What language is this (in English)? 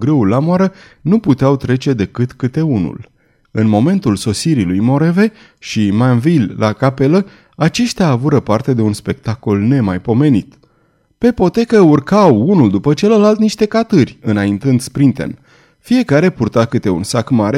Romanian